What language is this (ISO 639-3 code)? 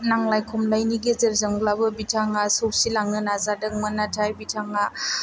brx